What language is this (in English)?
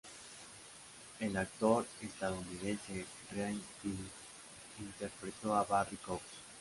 Spanish